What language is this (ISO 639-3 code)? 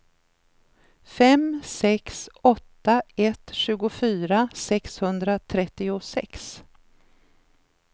swe